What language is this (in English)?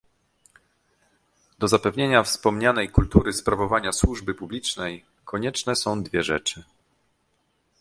Polish